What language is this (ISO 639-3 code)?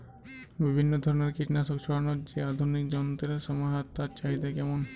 ben